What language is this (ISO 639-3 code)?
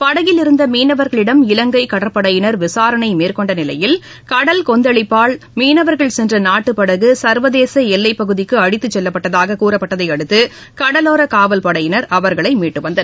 tam